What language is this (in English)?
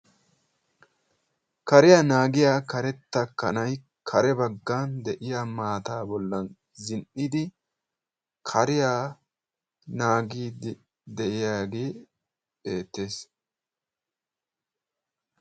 Wolaytta